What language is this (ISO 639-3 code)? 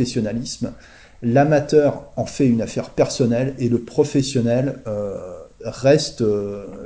fra